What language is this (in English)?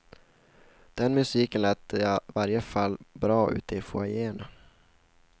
Swedish